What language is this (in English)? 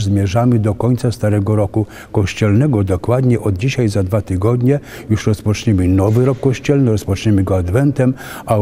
Polish